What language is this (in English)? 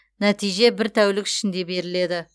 Kazakh